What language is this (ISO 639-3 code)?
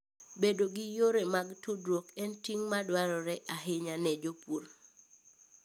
luo